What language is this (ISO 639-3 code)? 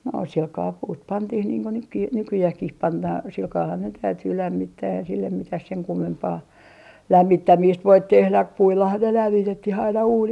fin